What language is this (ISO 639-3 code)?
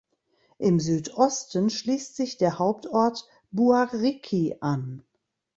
deu